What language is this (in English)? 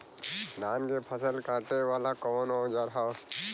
Bhojpuri